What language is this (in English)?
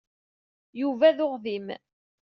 Kabyle